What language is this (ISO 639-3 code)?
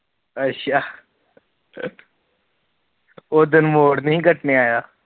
pan